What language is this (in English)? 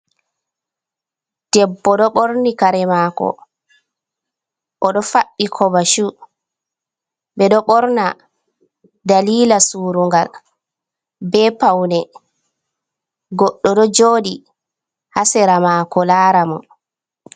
Fula